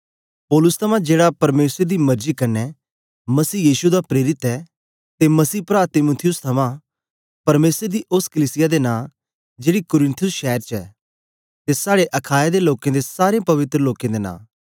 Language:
Dogri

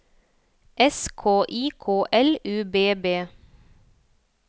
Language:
Norwegian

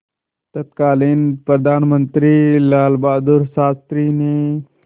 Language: Hindi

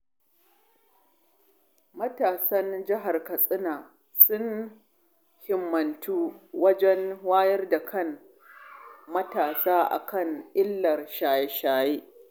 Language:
Hausa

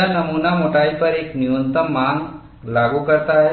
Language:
Hindi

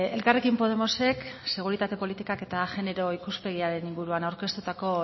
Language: Basque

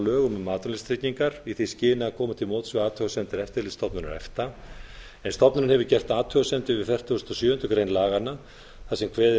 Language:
Icelandic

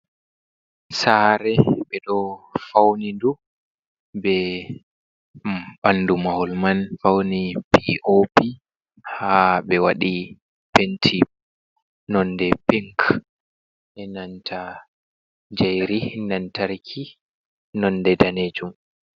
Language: Fula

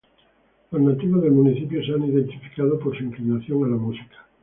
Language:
Spanish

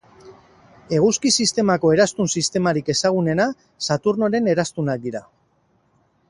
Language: Basque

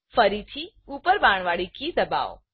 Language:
Gujarati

